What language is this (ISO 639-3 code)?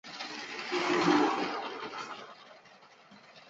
zho